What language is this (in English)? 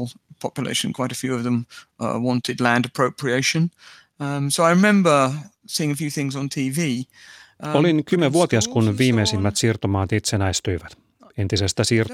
Finnish